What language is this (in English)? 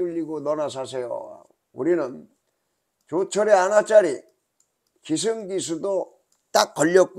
Korean